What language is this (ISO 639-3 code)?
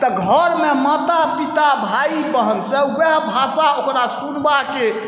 mai